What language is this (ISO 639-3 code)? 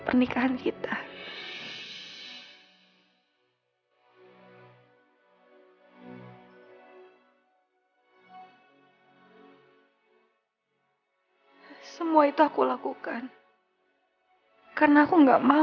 ind